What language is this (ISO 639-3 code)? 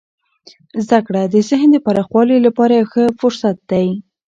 pus